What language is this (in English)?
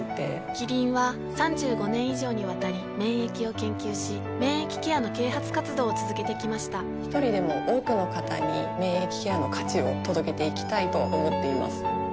Japanese